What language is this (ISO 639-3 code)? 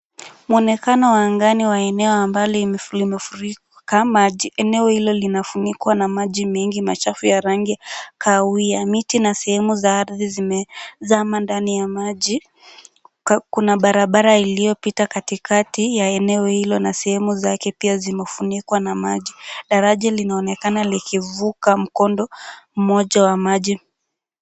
swa